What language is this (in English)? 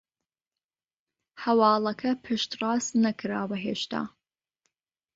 Central Kurdish